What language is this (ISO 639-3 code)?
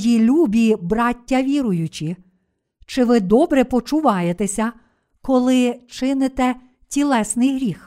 ukr